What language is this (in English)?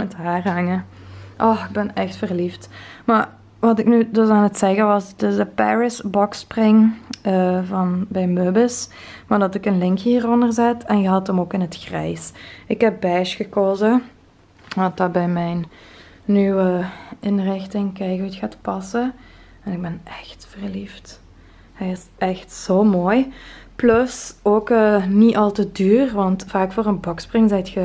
Dutch